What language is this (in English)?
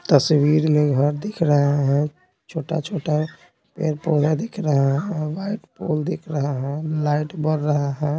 Hindi